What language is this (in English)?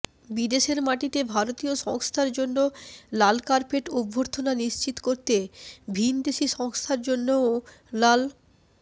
Bangla